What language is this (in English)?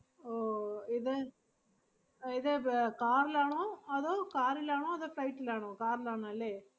Malayalam